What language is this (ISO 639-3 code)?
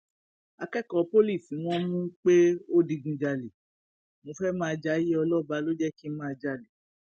yor